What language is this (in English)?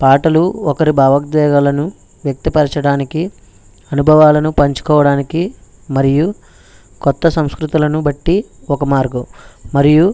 Telugu